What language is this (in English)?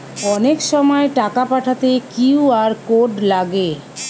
Bangla